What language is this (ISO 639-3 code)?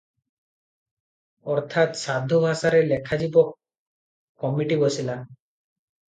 ori